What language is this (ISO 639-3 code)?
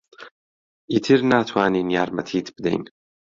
ckb